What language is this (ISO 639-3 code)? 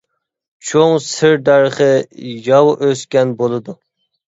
uig